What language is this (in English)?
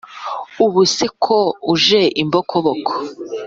Kinyarwanda